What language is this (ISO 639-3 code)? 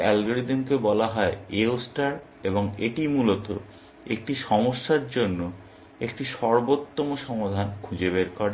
ben